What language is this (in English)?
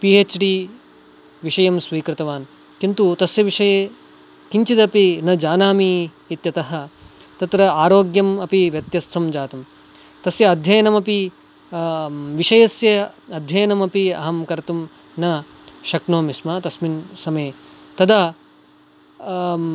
Sanskrit